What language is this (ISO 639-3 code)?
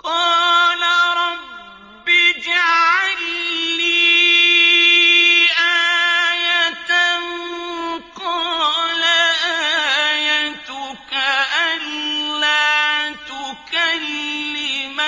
ara